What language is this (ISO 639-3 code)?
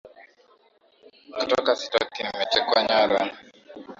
swa